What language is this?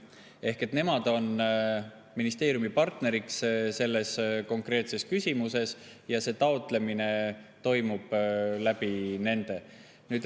Estonian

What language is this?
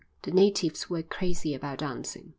English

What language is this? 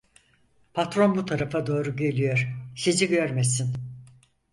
Turkish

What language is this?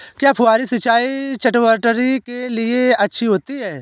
Hindi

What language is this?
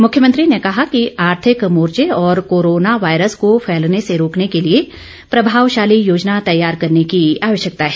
Hindi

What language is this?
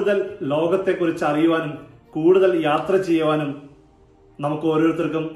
Malayalam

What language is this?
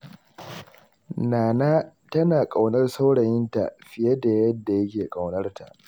Hausa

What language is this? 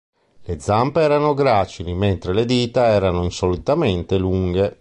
Italian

